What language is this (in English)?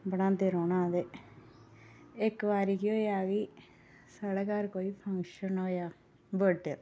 Dogri